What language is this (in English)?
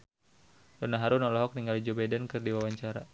Sundanese